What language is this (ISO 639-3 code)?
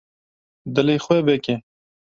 kur